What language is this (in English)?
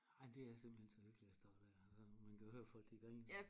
Danish